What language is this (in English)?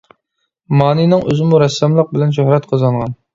Uyghur